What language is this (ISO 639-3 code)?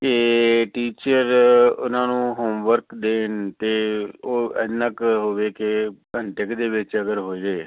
pan